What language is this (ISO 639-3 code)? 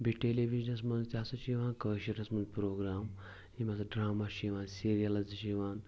kas